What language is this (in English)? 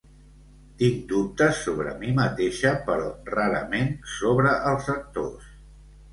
Catalan